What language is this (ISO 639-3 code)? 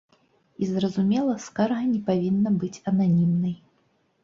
bel